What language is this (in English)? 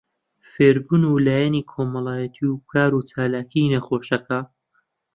Central Kurdish